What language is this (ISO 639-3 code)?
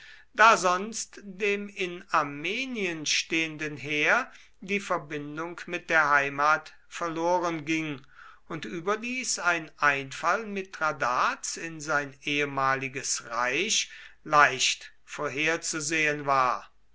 deu